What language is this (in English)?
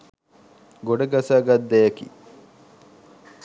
Sinhala